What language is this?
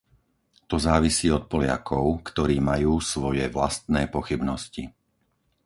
Slovak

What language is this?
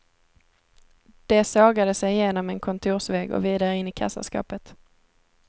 Swedish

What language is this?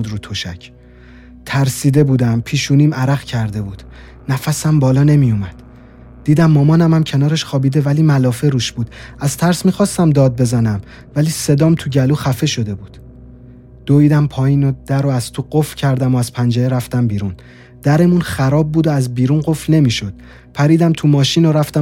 Persian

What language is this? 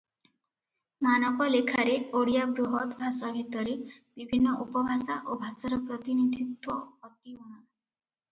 Odia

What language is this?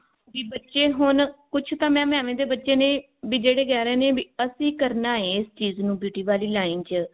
Punjabi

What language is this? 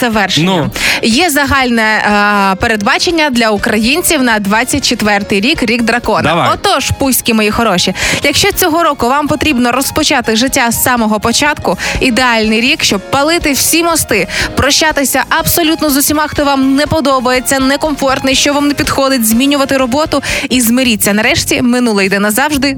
Ukrainian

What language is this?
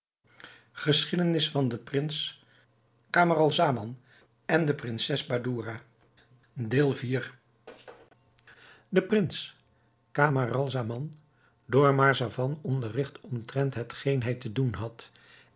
Dutch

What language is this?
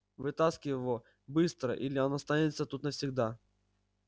Russian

